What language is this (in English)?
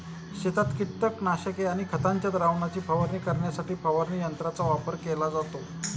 Marathi